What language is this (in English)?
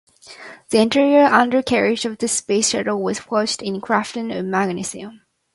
English